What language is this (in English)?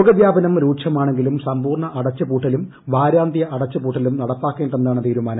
Malayalam